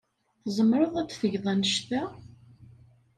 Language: Kabyle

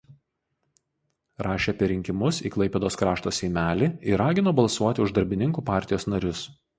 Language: Lithuanian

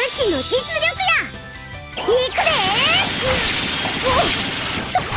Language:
Japanese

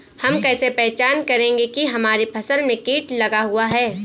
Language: Hindi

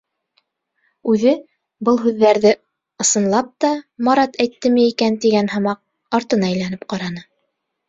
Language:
Bashkir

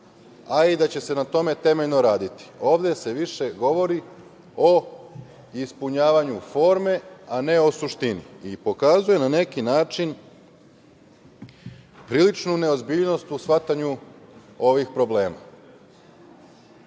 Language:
Serbian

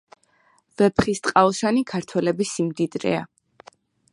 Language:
Georgian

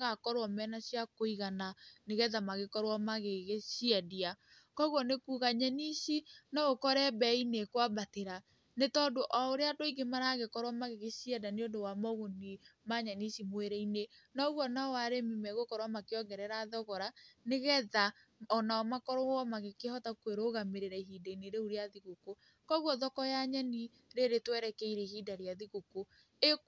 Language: Kikuyu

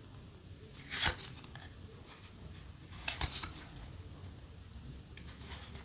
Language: Spanish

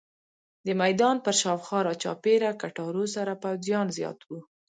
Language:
Pashto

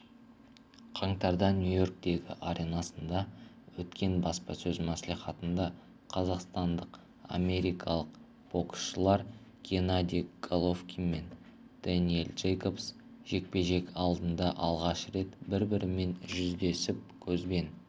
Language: Kazakh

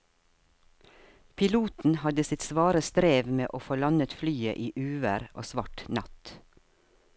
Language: Norwegian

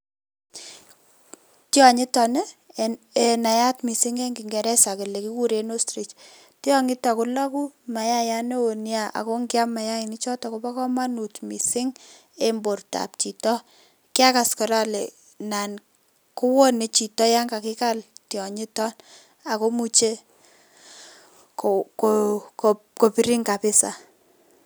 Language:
Kalenjin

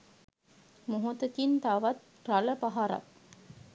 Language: Sinhala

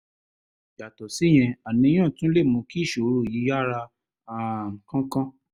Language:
Yoruba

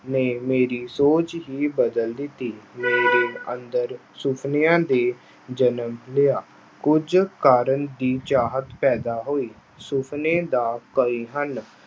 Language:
Punjabi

